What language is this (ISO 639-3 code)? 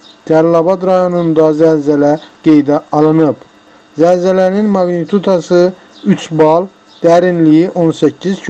tur